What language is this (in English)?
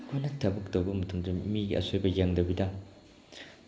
Manipuri